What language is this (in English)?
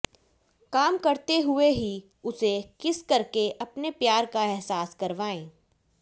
Hindi